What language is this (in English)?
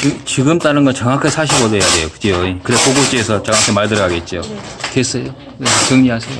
Korean